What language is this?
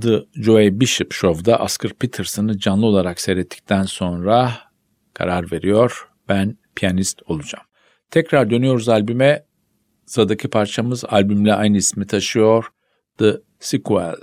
Turkish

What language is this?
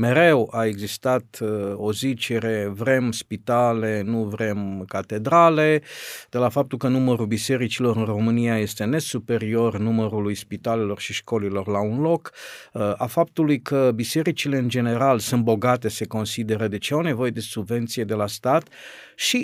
Romanian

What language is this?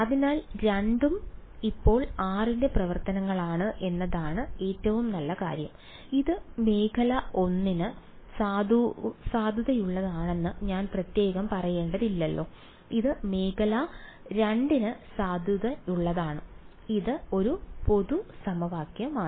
Malayalam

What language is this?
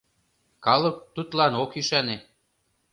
Mari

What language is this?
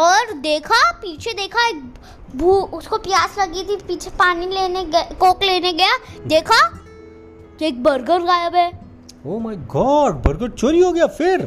Hindi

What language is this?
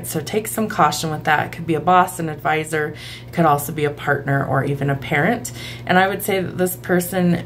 English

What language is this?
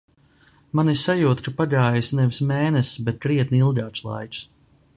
Latvian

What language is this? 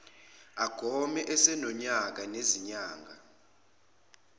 Zulu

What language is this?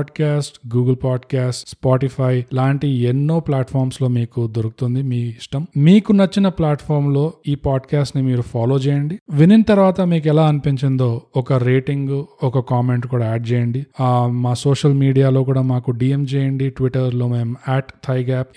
Telugu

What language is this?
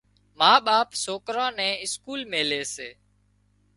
Wadiyara Koli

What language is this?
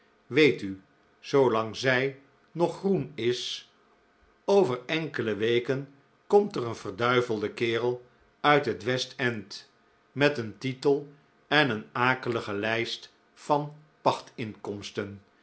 Dutch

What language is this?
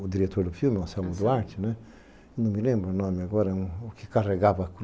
Portuguese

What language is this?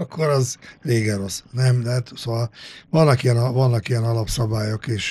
Hungarian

